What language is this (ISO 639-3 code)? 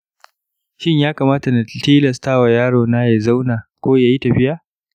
hau